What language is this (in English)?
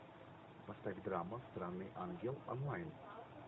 Russian